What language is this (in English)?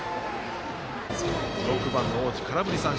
Japanese